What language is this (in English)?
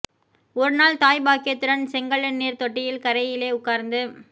Tamil